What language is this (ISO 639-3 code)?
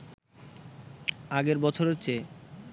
ben